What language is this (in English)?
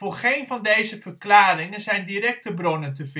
Dutch